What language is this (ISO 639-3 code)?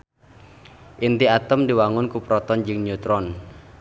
sun